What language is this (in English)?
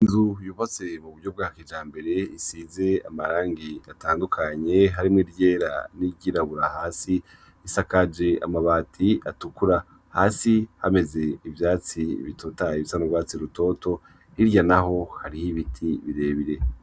Rundi